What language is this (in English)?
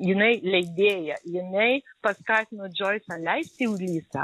Lithuanian